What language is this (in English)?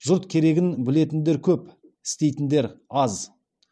Kazakh